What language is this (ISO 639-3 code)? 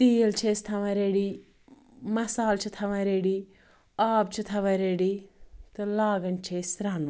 kas